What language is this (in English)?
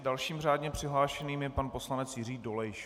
Czech